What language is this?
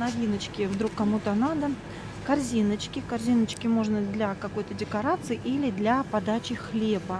Russian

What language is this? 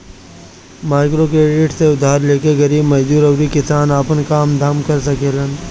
Bhojpuri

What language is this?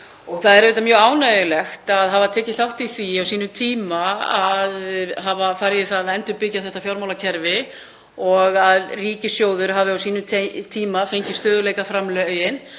Icelandic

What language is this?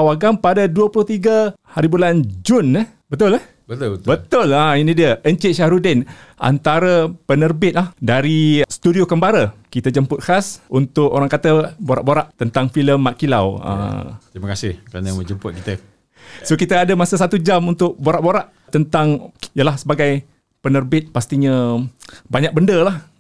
Malay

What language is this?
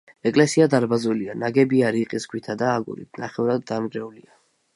Georgian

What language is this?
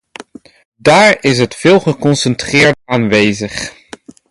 Dutch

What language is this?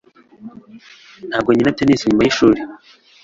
Kinyarwanda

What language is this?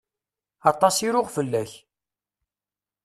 Kabyle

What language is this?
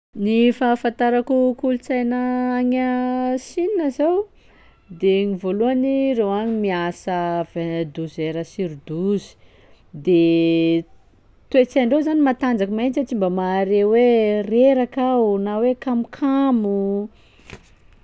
Sakalava Malagasy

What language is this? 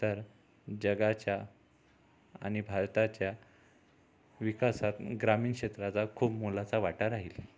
Marathi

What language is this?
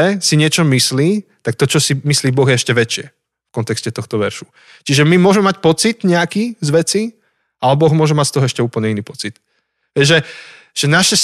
Slovak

